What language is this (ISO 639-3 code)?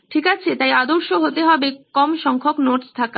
ben